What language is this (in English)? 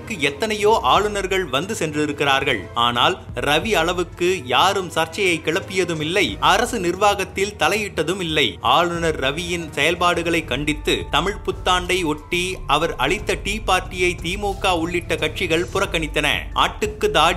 Tamil